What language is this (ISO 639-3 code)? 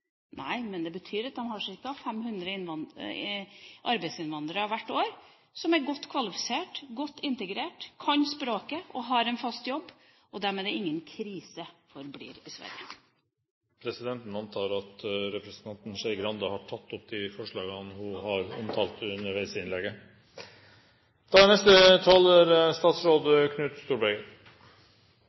nob